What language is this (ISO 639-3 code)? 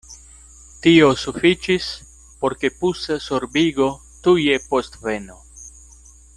epo